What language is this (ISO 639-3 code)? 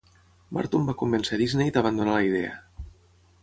cat